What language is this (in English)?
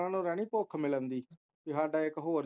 Punjabi